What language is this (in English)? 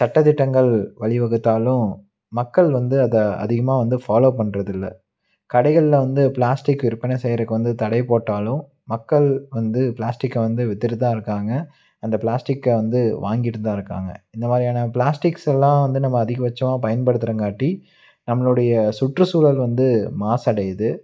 Tamil